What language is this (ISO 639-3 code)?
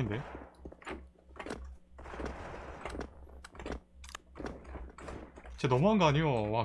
kor